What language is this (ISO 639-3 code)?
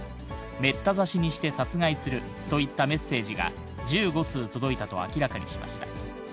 jpn